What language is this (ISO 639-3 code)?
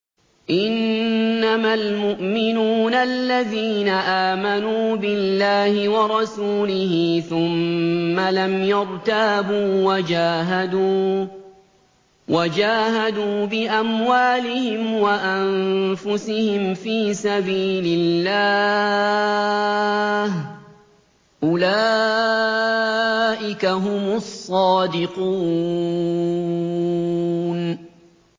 ara